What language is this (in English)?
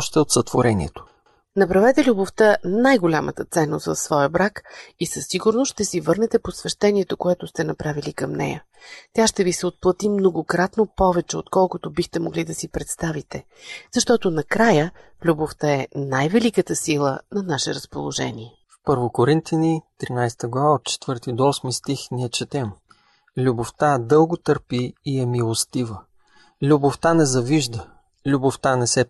Bulgarian